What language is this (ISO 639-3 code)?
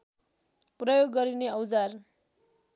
nep